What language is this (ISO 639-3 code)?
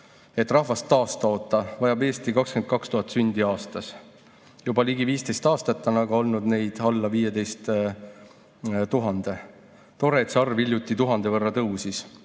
est